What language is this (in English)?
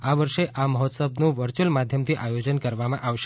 Gujarati